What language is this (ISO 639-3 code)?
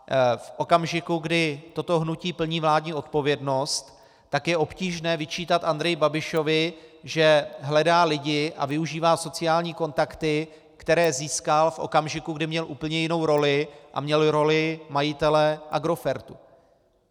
ces